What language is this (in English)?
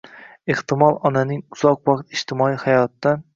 Uzbek